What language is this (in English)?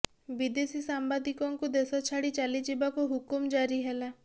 Odia